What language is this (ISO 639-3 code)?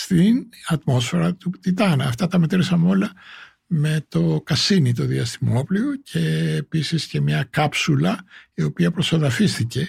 ell